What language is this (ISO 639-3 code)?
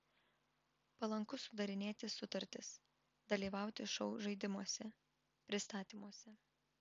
lit